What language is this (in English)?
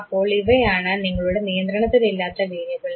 Malayalam